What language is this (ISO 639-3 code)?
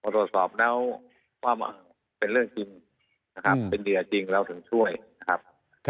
tha